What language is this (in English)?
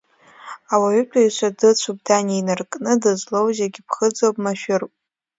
Abkhazian